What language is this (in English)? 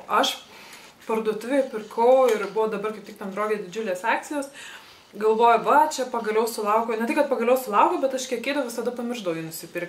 Lithuanian